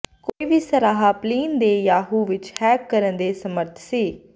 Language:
Punjabi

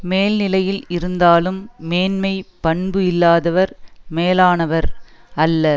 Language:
Tamil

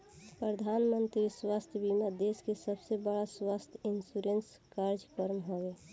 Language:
Bhojpuri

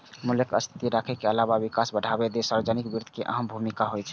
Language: Maithili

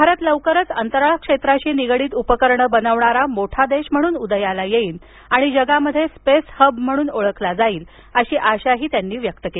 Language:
Marathi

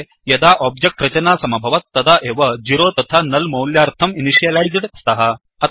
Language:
Sanskrit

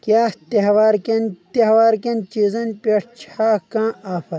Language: Kashmiri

